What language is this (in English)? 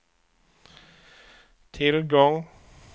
Swedish